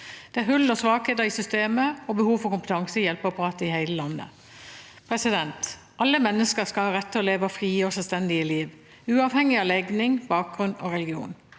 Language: Norwegian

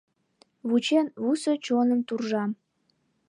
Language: Mari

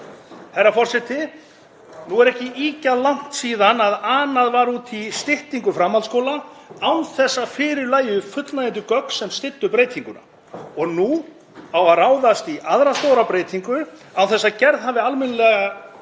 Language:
Icelandic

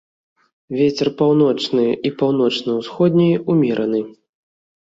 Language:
Belarusian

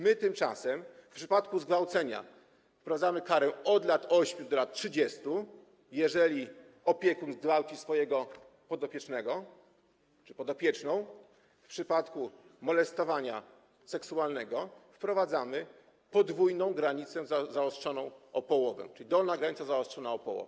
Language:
Polish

